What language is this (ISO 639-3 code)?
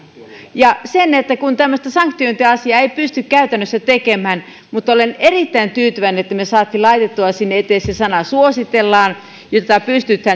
fin